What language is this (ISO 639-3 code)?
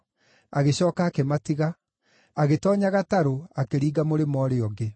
kik